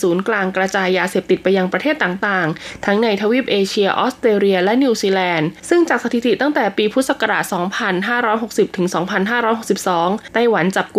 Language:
Thai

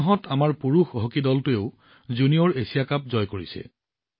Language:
Assamese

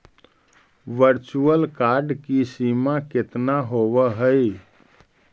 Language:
Magahi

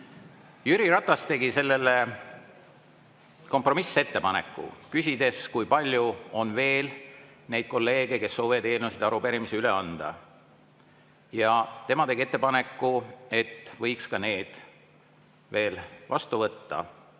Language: Estonian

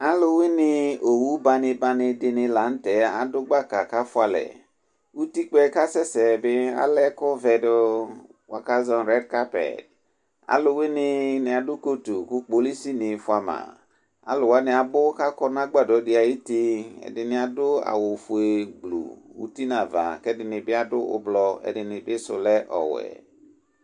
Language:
Ikposo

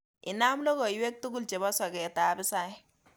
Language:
Kalenjin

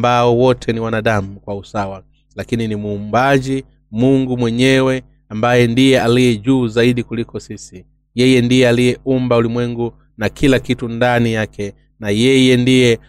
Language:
Swahili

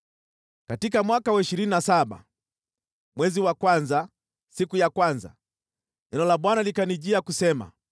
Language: Swahili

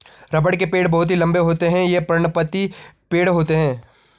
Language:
Hindi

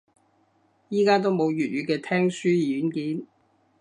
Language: Cantonese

